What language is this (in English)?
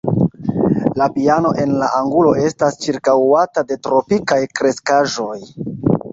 Esperanto